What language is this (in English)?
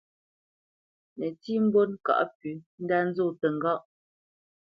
Bamenyam